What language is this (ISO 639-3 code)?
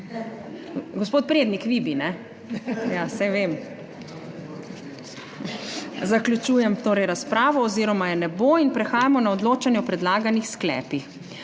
slv